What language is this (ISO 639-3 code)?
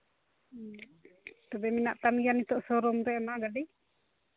sat